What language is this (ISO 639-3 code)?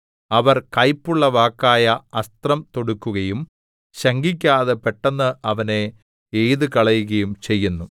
mal